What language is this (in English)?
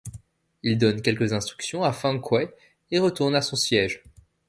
French